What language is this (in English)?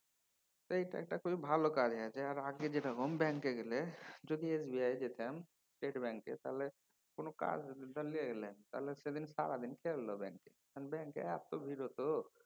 Bangla